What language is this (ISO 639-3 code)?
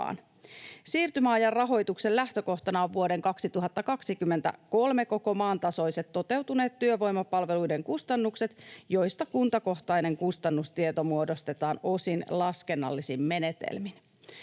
fin